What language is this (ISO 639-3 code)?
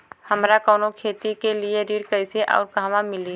bho